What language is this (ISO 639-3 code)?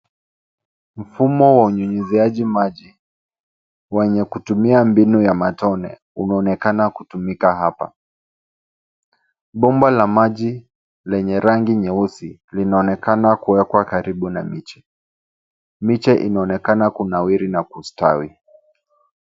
swa